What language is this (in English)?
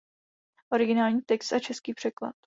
Czech